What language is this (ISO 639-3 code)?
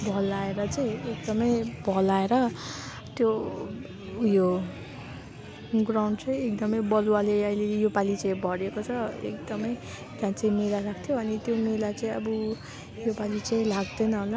nep